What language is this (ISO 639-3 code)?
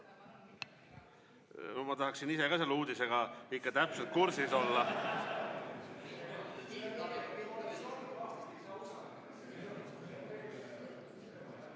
est